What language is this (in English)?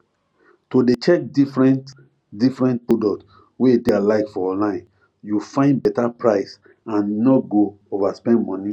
Nigerian Pidgin